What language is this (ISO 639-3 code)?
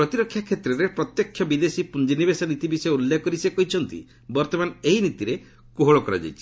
ori